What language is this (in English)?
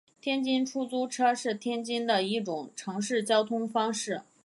Chinese